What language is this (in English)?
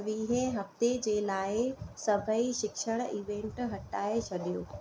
Sindhi